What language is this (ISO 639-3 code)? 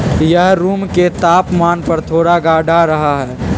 mag